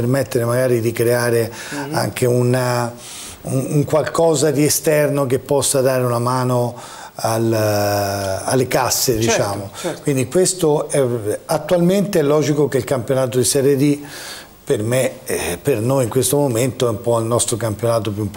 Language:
Italian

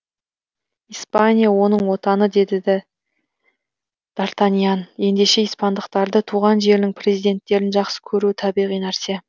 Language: Kazakh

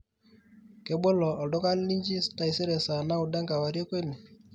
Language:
Masai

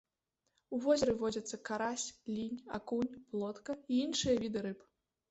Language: Belarusian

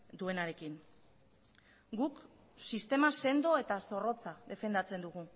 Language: Basque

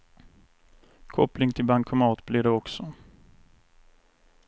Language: Swedish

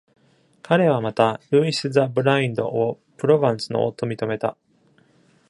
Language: Japanese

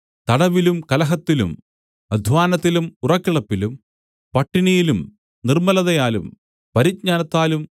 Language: Malayalam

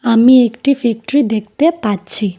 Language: Bangla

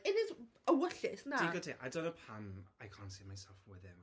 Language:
Welsh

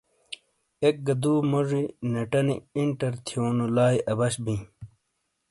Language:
Shina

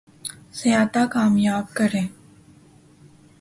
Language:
Urdu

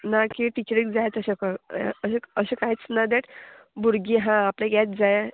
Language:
Konkani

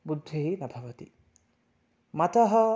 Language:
Sanskrit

